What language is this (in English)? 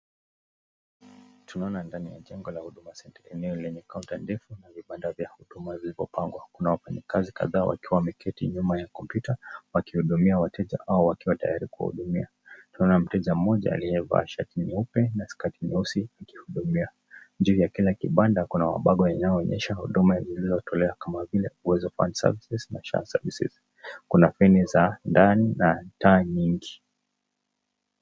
Swahili